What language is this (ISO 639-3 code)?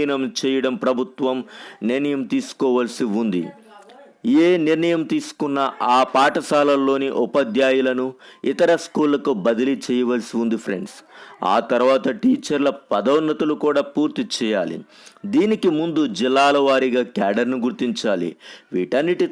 tel